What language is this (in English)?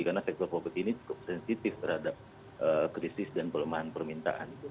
Indonesian